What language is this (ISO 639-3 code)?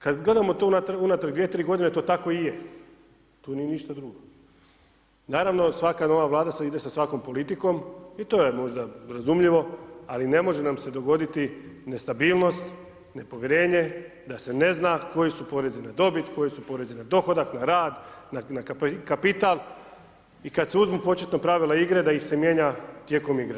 hrv